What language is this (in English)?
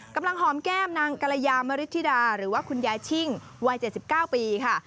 Thai